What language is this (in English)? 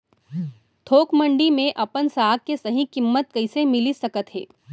Chhattisgarhi